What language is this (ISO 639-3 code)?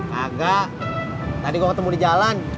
ind